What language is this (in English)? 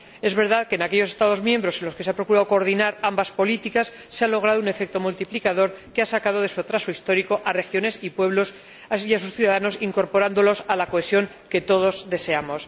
Spanish